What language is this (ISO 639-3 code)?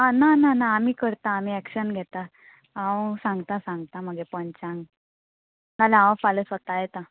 kok